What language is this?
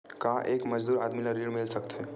Chhattisgarhi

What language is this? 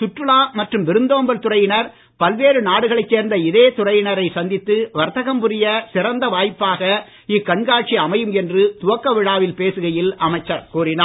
Tamil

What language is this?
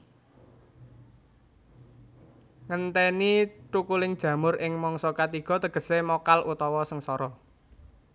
Javanese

